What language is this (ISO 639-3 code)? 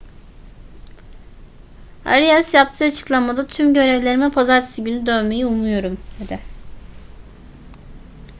tur